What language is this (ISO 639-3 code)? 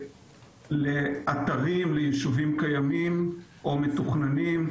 heb